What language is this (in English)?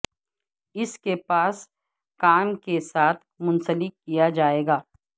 Urdu